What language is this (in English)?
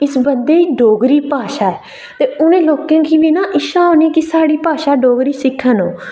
Dogri